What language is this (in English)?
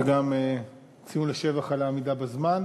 Hebrew